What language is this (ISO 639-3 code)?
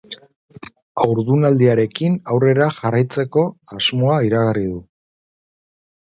eus